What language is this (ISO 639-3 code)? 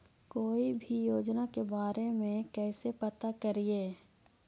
mag